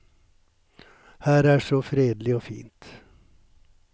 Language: Norwegian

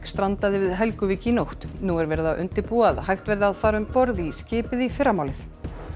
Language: Icelandic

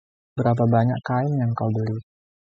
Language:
Indonesian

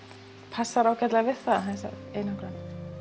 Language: Icelandic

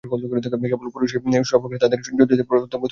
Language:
Bangla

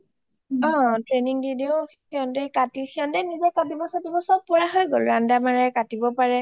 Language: Assamese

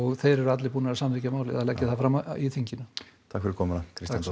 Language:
Icelandic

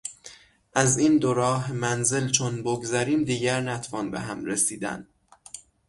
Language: Persian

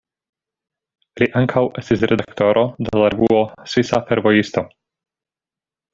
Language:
Esperanto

